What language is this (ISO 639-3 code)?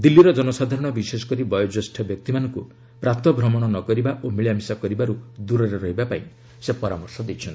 ori